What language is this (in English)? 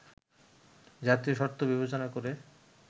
Bangla